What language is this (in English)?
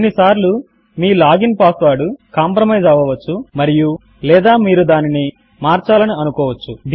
Telugu